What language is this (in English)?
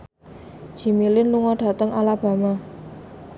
Javanese